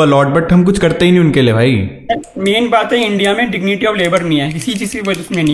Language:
Hindi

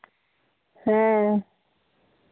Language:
Santali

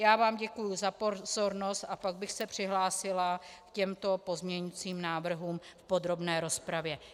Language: Czech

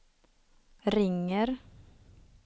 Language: Swedish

